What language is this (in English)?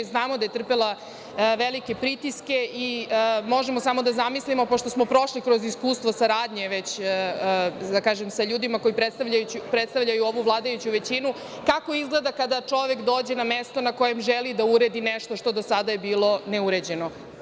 Serbian